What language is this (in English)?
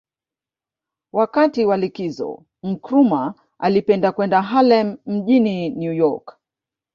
Swahili